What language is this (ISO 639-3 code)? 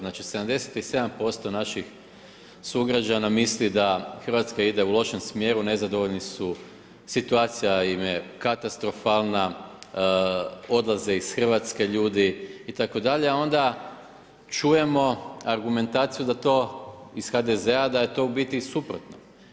hrv